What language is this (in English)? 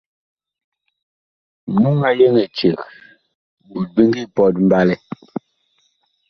Bakoko